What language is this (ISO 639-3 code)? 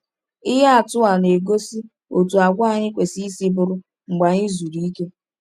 ibo